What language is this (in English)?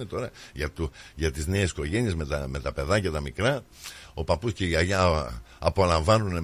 Greek